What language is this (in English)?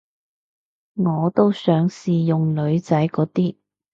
Cantonese